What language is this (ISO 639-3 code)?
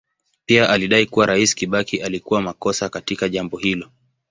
swa